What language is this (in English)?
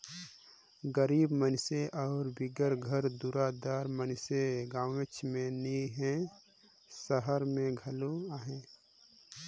Chhattisgarhi